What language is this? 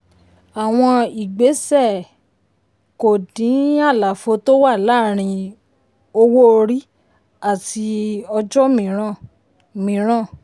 Yoruba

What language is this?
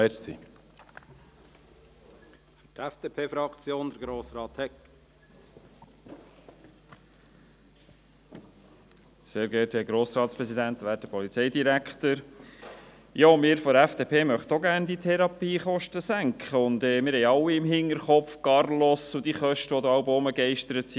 Swiss German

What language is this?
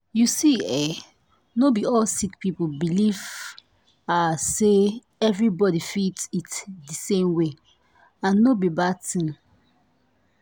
Nigerian Pidgin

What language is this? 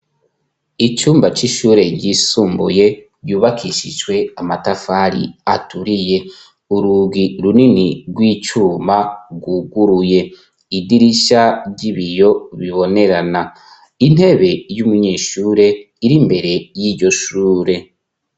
Rundi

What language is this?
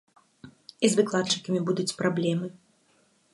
Belarusian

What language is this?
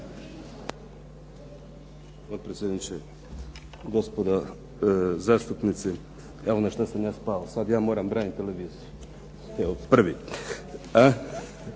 Croatian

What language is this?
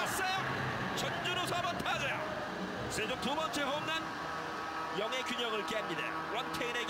Korean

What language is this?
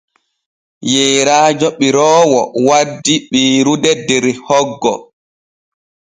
Borgu Fulfulde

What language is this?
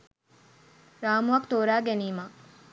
Sinhala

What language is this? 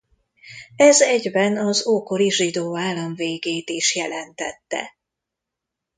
Hungarian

